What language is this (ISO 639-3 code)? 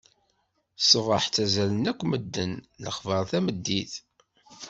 kab